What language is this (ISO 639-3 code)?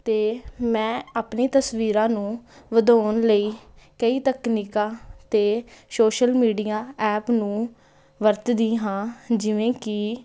pan